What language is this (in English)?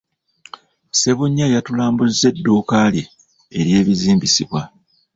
Ganda